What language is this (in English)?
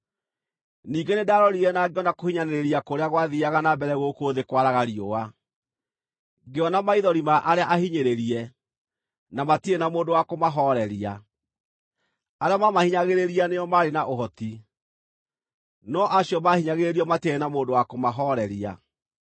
Kikuyu